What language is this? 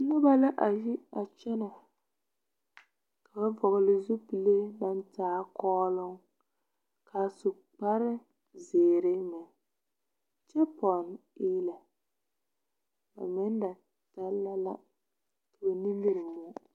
Southern Dagaare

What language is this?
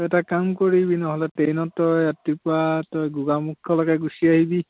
Assamese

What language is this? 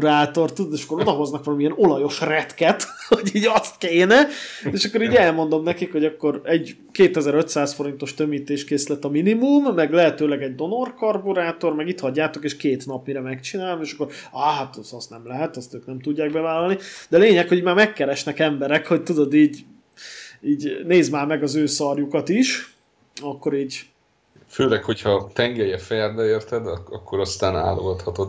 Hungarian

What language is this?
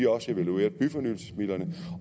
Danish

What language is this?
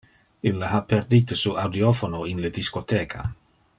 Interlingua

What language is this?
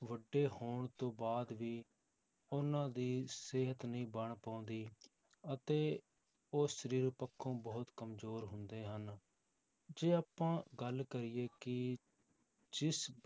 Punjabi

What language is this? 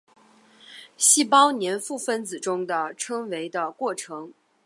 Chinese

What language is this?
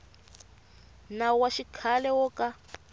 Tsonga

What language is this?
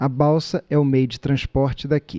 Portuguese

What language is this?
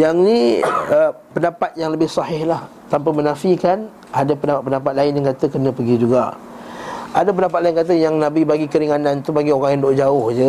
Malay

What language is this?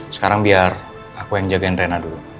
Indonesian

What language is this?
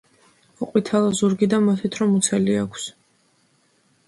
Georgian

